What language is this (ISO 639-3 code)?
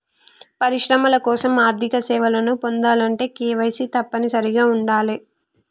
tel